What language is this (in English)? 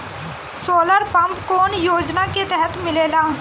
Bhojpuri